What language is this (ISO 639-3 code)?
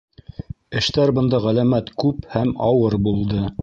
bak